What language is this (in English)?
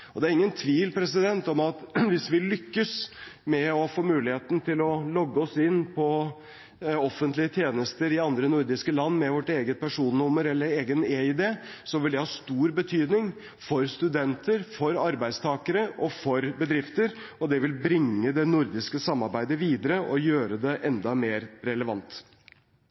Norwegian Bokmål